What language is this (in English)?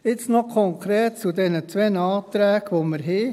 Swiss German